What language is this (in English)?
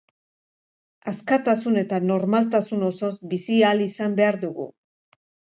Basque